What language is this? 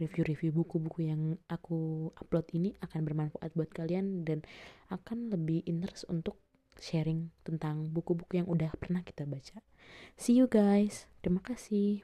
Indonesian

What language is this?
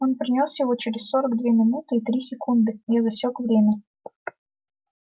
Russian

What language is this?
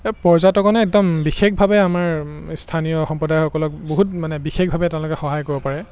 Assamese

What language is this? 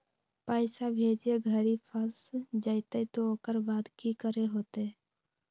Magahi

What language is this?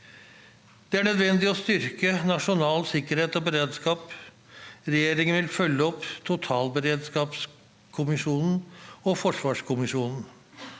Norwegian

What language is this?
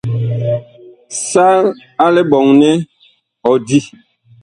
Bakoko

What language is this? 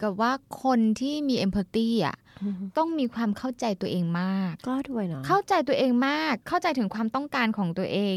Thai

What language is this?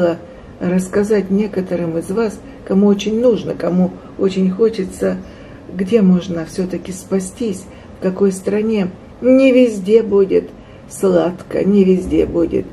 Russian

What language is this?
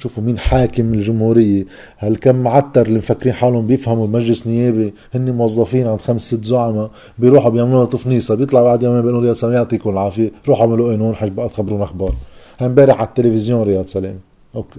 Arabic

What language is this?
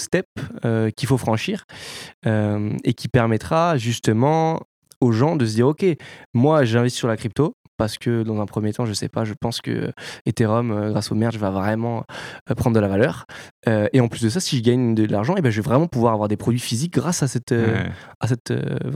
French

